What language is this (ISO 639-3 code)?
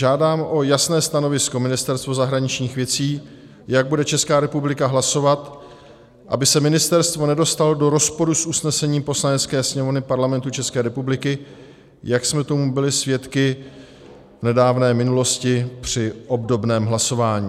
ces